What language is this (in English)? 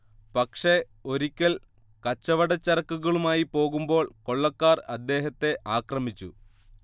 Malayalam